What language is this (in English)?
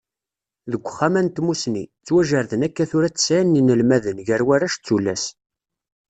Kabyle